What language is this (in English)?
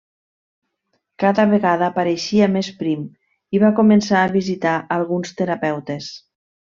Catalan